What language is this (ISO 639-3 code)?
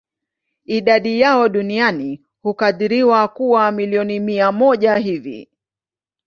swa